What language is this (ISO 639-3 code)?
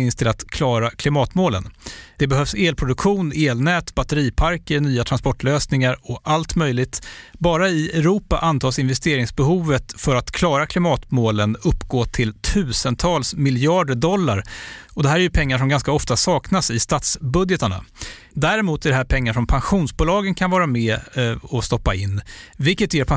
swe